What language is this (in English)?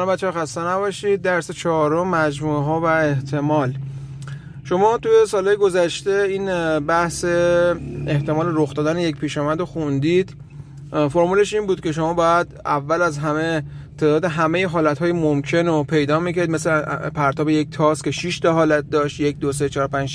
Persian